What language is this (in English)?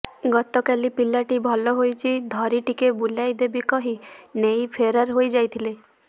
Odia